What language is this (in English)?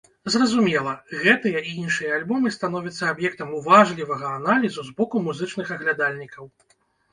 Belarusian